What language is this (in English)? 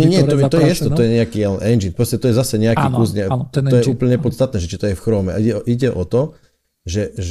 Slovak